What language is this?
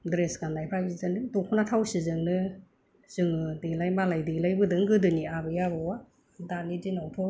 Bodo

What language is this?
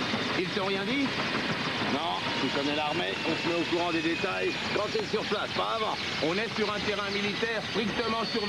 French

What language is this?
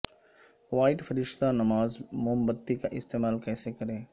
Urdu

